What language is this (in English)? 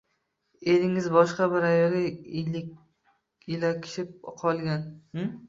Uzbek